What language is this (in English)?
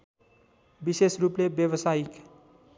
Nepali